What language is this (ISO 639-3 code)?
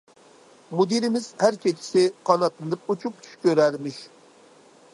uig